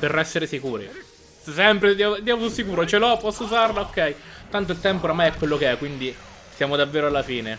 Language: Italian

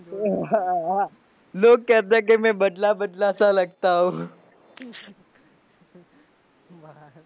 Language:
Gujarati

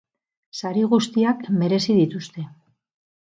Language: Basque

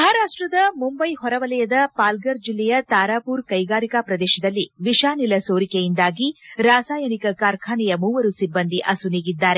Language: Kannada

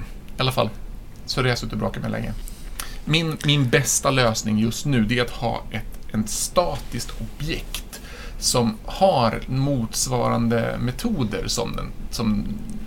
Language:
Swedish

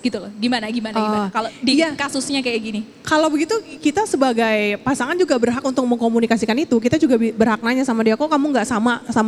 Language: Indonesian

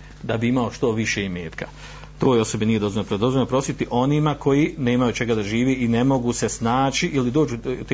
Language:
Croatian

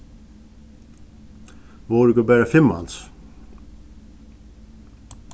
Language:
Faroese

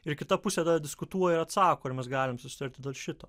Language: Lithuanian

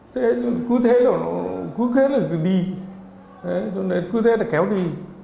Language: Vietnamese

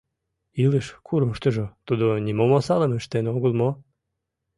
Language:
Mari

